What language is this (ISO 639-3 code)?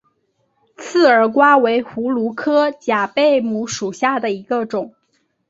zho